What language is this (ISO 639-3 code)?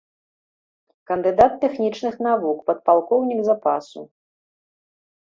bel